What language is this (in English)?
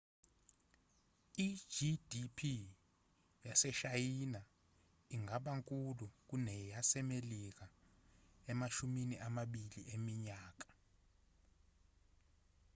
Zulu